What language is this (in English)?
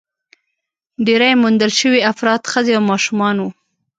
Pashto